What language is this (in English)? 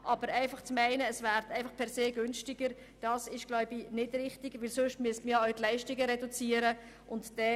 Swiss German